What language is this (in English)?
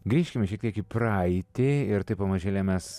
Lithuanian